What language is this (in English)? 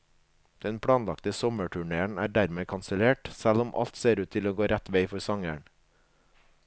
Norwegian